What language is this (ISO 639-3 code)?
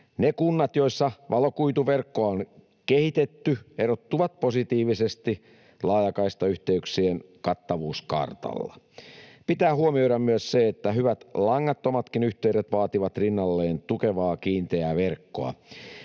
fin